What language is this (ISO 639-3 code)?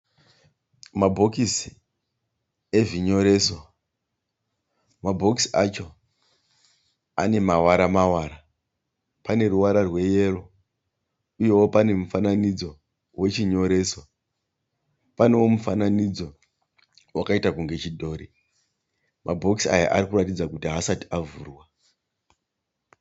sna